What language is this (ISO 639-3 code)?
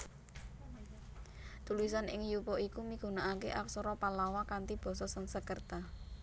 jav